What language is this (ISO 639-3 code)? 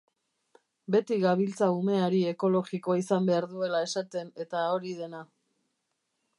eus